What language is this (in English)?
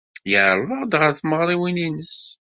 Kabyle